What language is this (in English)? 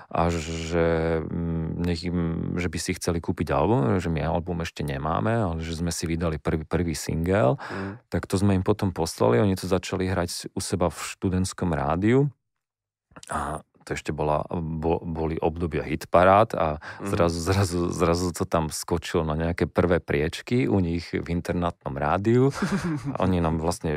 Slovak